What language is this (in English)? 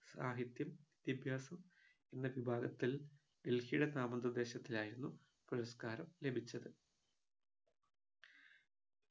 Malayalam